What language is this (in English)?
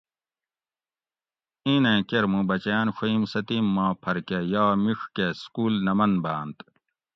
Gawri